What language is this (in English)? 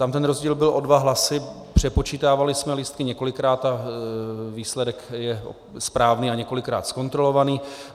Czech